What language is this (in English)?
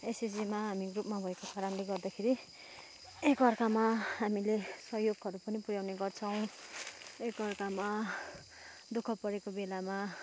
Nepali